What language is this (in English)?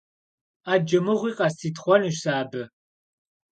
Kabardian